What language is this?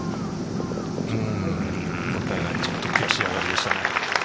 Japanese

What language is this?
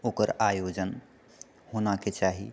Maithili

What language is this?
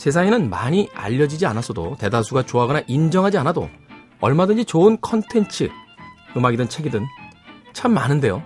Korean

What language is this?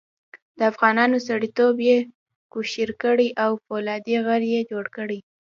Pashto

